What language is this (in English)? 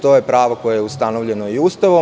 Serbian